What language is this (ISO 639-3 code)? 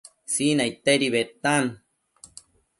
mcf